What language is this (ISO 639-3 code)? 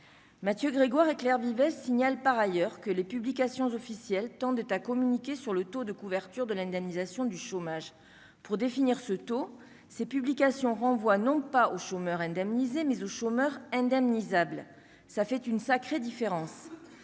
fra